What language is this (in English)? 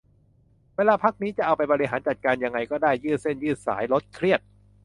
Thai